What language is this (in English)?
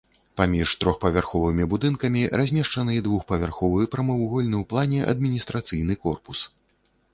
Belarusian